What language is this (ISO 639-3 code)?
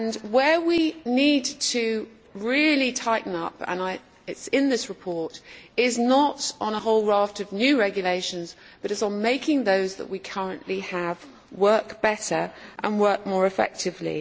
eng